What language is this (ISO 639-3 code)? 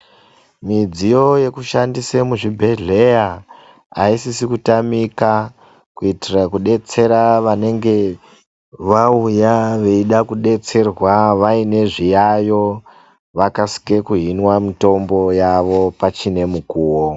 ndc